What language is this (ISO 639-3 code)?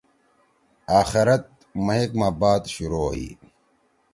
trw